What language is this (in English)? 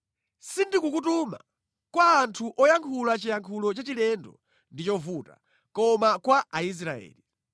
Nyanja